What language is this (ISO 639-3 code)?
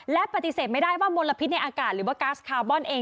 tha